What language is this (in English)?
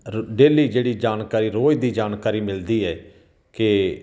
Punjabi